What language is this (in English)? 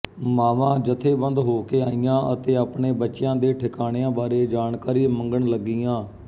Punjabi